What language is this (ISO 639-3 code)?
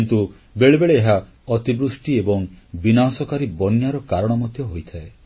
ori